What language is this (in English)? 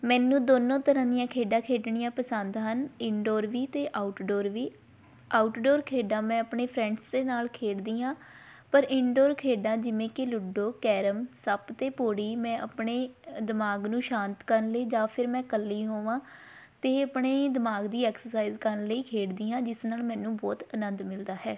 Punjabi